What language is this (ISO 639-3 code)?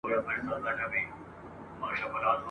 pus